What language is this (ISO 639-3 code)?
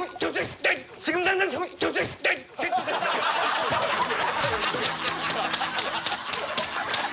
kor